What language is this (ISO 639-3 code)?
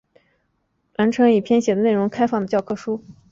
zho